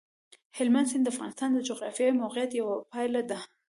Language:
Pashto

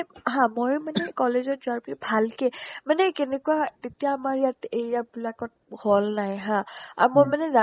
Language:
Assamese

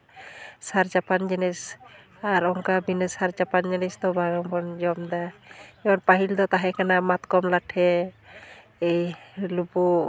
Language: Santali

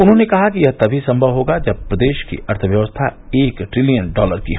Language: Hindi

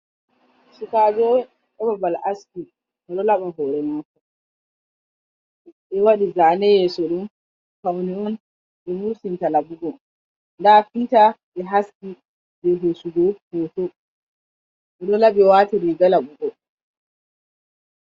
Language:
Fula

